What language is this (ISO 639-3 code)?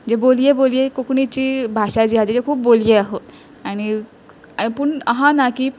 kok